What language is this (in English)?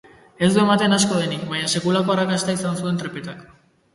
Basque